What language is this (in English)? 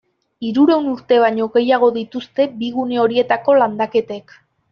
Basque